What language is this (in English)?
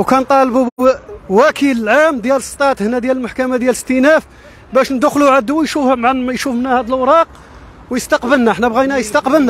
Arabic